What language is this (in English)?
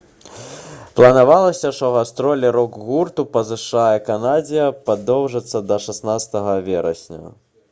Belarusian